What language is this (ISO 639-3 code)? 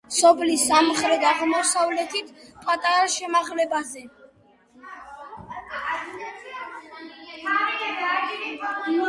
kat